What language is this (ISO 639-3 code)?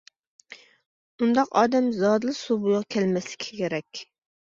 uig